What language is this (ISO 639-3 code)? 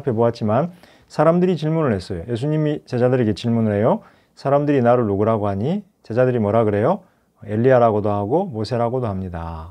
kor